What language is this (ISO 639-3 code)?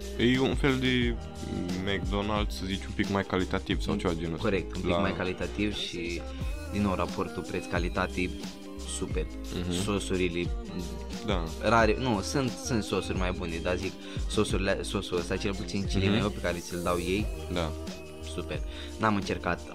ron